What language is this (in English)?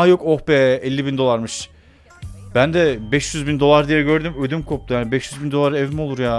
Turkish